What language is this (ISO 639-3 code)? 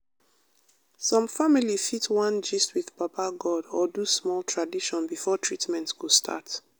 pcm